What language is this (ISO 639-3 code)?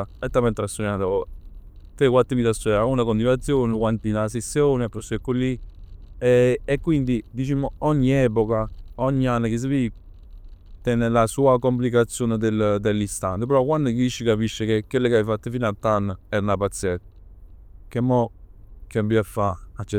nap